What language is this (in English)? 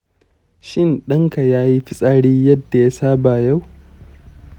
Hausa